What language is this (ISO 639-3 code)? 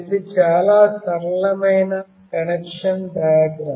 tel